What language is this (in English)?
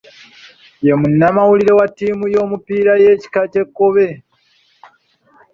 Ganda